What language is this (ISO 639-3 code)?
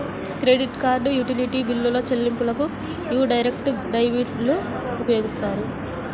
tel